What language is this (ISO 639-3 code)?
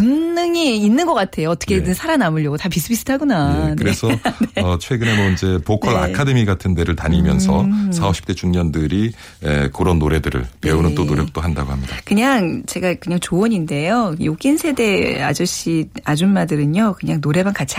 kor